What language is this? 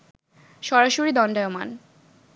Bangla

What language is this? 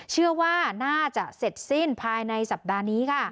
Thai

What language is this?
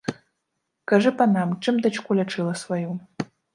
Belarusian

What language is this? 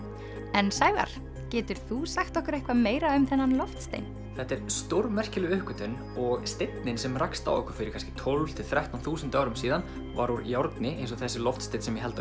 Icelandic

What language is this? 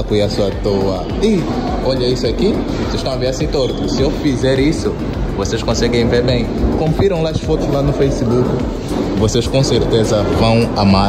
Portuguese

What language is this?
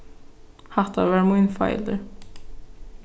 Faroese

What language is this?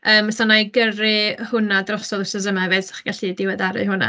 Welsh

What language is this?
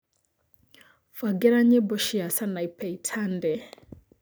Kikuyu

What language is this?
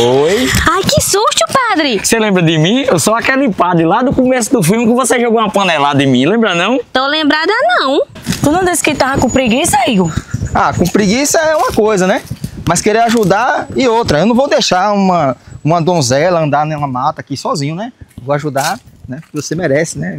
Portuguese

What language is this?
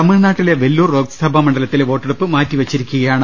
Malayalam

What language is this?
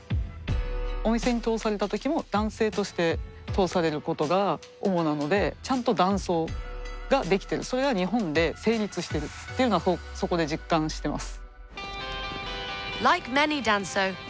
Japanese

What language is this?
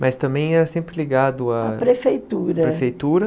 Portuguese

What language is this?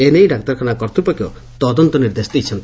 Odia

